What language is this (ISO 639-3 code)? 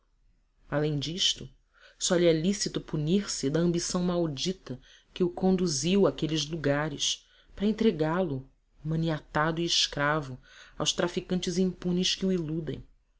por